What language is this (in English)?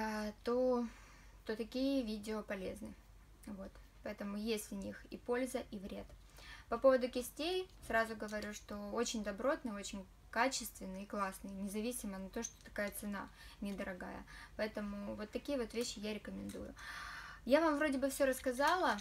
Russian